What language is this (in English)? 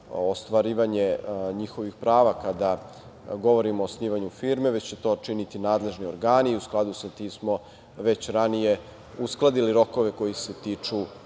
Serbian